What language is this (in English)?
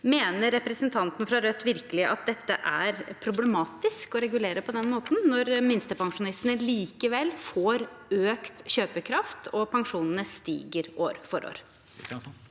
Norwegian